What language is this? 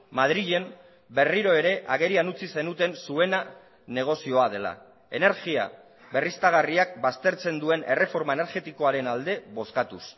Basque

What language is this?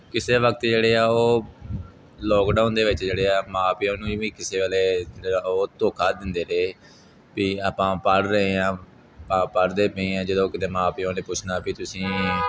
Punjabi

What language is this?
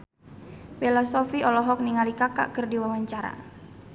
Sundanese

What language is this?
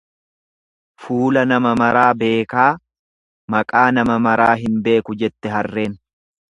Oromo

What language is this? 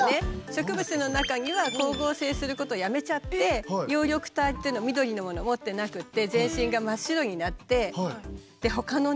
Japanese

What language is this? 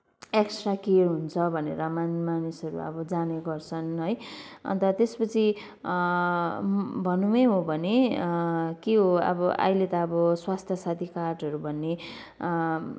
Nepali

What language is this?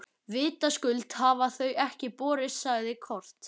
Icelandic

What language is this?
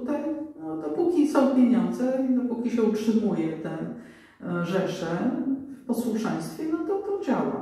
Polish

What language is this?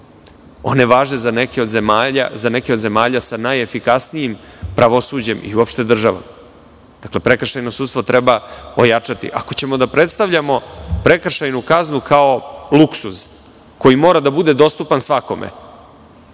Serbian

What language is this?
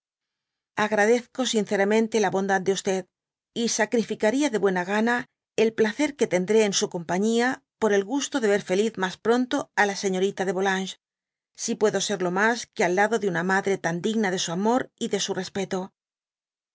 Spanish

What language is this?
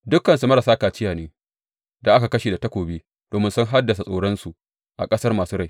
Hausa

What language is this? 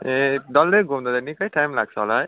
Nepali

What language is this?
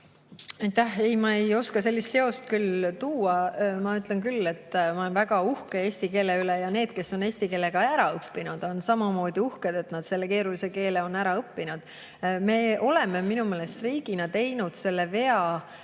Estonian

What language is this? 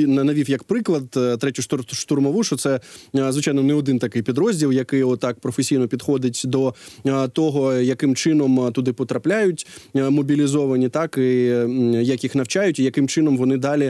Ukrainian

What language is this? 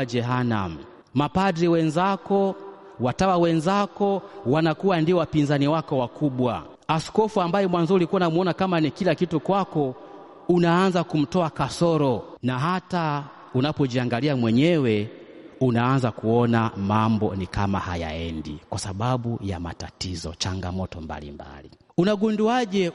Swahili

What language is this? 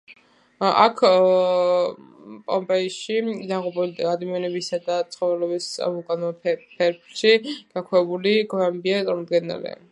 Georgian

